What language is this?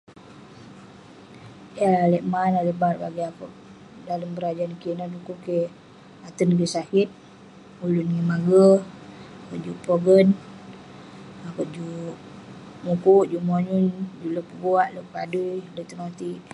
Western Penan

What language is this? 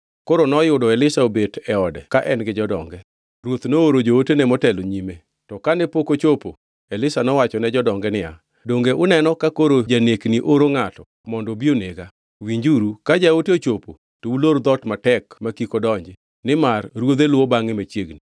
Luo (Kenya and Tanzania)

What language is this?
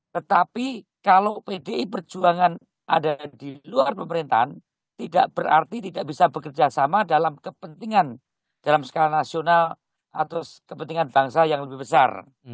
Indonesian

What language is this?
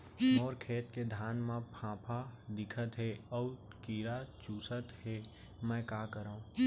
Chhattisgarhi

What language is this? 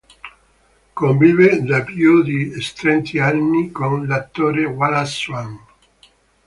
Italian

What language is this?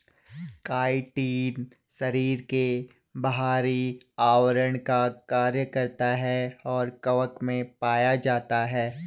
Hindi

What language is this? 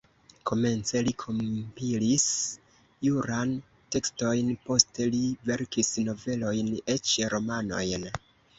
Esperanto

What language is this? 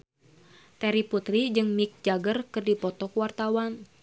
Sundanese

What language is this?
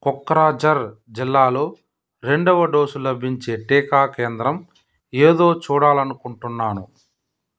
Telugu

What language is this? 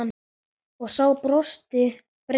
Icelandic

